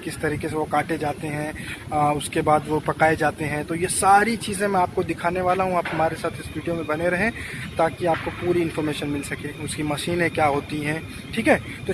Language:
Hindi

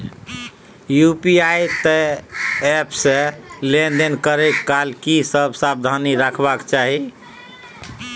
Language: Maithili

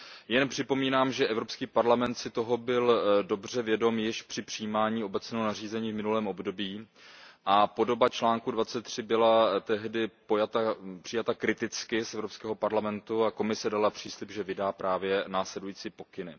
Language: Czech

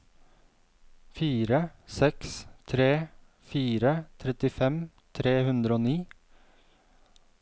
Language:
Norwegian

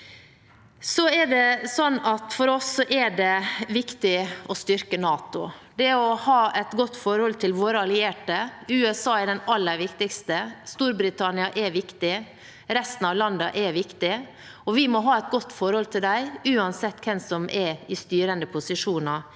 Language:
Norwegian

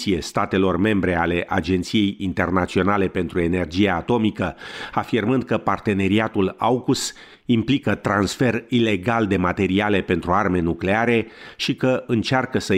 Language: Romanian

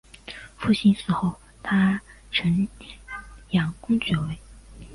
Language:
Chinese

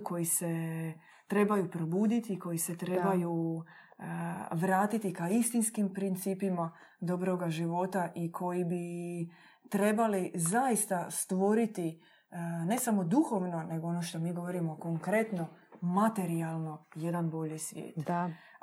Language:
Croatian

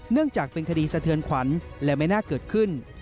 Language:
Thai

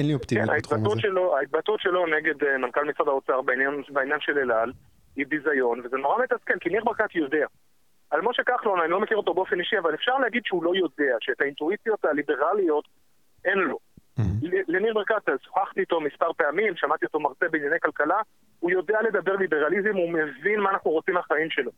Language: Hebrew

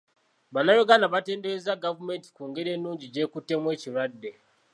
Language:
Ganda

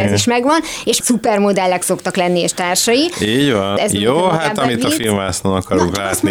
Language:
Hungarian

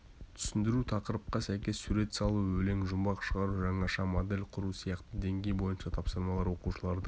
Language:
Kazakh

